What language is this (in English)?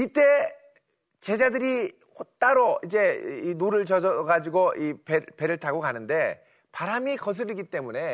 Korean